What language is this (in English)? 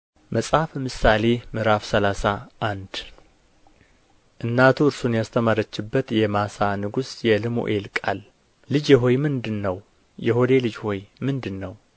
Amharic